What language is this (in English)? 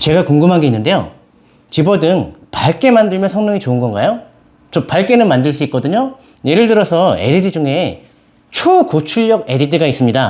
Korean